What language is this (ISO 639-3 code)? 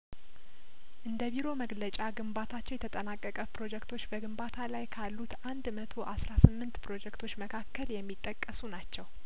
amh